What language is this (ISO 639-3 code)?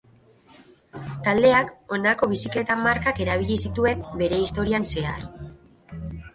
eus